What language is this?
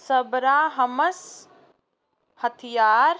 Punjabi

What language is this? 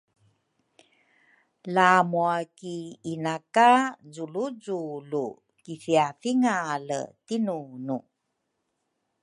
Rukai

